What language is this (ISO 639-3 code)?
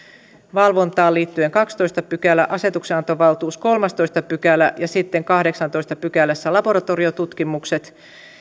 fin